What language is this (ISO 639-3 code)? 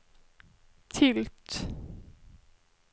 swe